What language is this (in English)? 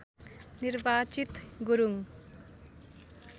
Nepali